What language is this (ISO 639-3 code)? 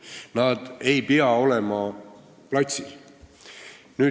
est